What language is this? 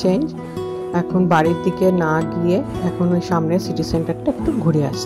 Hindi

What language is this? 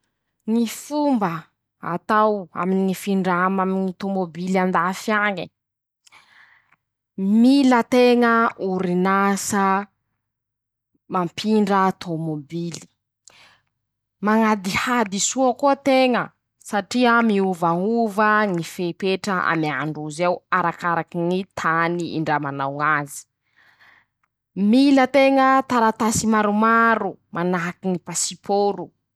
Masikoro Malagasy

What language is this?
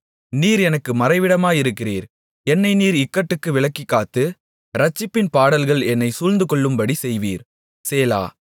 Tamil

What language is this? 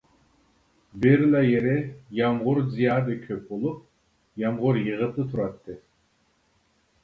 Uyghur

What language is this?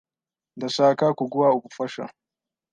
Kinyarwanda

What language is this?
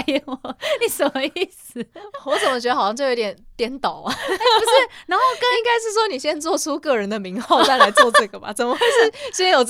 Chinese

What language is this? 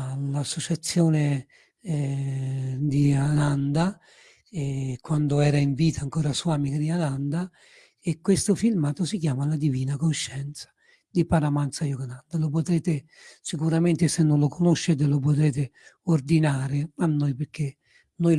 Italian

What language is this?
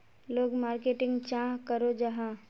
Magahi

